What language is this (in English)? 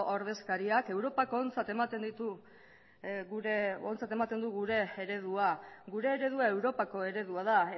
Basque